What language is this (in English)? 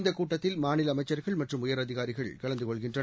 Tamil